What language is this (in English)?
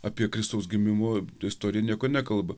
Lithuanian